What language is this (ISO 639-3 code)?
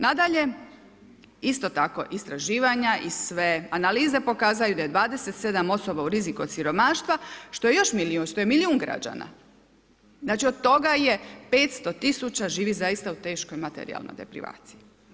hrv